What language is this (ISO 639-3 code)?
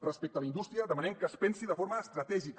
cat